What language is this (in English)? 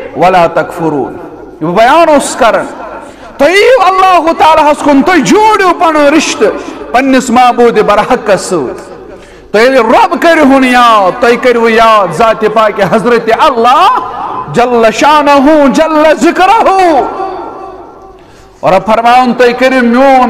Arabic